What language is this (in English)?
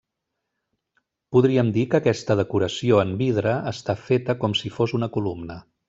Catalan